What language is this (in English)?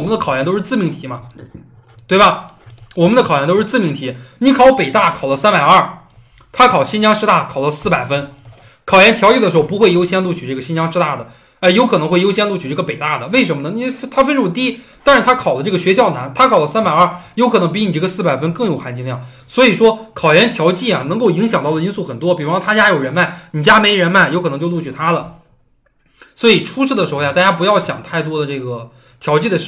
Chinese